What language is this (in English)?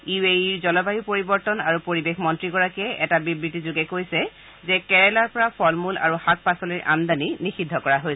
Assamese